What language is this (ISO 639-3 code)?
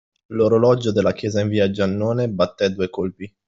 ita